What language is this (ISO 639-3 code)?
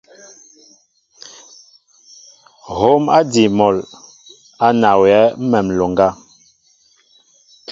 mbo